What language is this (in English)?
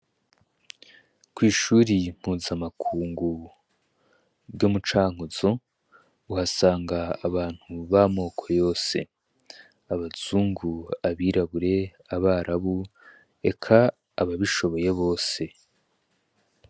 Rundi